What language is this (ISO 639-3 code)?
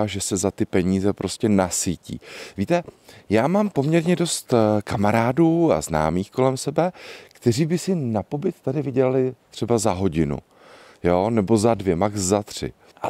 ces